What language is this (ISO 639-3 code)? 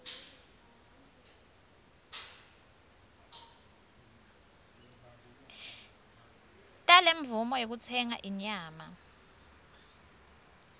ssw